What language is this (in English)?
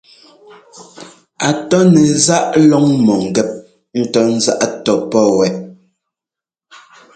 Ngomba